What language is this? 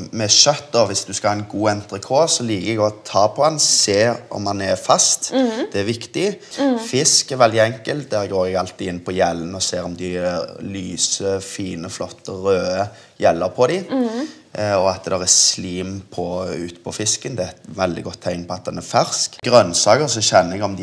Norwegian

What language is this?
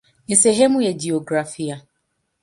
Swahili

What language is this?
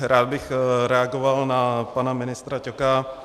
Czech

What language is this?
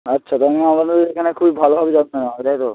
Bangla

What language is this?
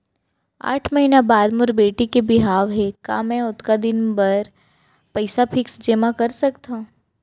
Chhattisgarhi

